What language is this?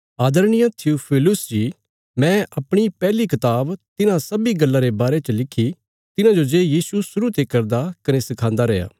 Bilaspuri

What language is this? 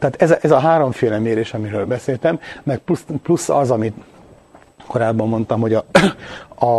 Hungarian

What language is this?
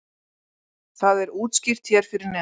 Icelandic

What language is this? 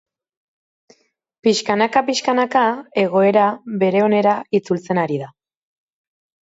Basque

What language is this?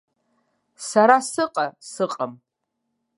Abkhazian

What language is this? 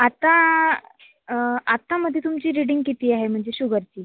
Marathi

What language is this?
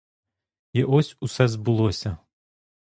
Ukrainian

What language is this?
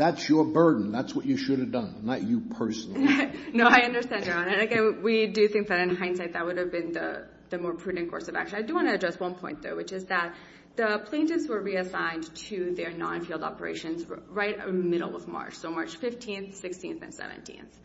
English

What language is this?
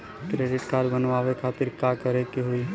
Bhojpuri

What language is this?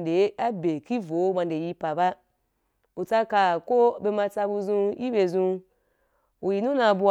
Wapan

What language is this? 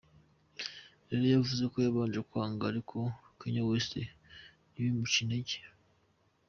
Kinyarwanda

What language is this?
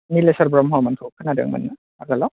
Bodo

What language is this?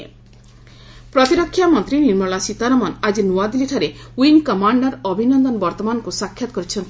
Odia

